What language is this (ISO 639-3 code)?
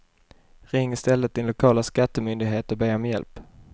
swe